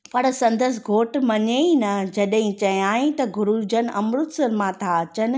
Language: Sindhi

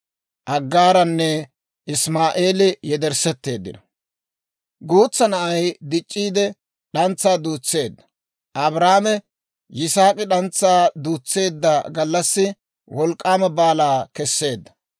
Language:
Dawro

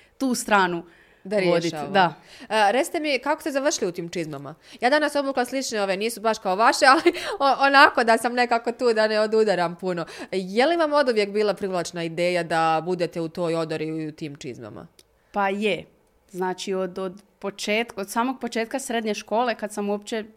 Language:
Croatian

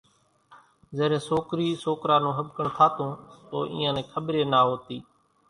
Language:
Kachi Koli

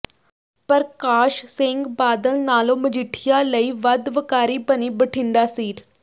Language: Punjabi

